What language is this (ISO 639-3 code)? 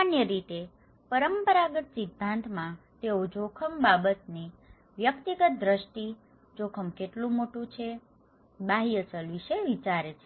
guj